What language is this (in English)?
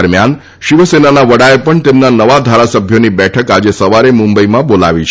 Gujarati